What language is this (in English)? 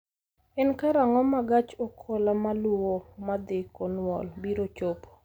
Luo (Kenya and Tanzania)